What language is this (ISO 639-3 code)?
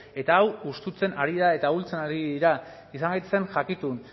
eus